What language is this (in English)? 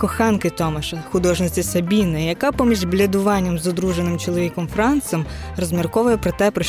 Ukrainian